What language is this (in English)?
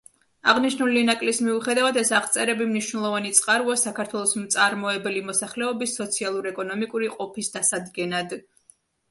Georgian